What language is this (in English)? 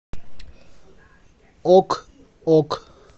Russian